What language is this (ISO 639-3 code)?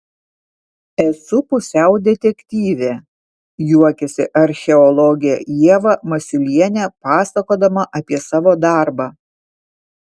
lit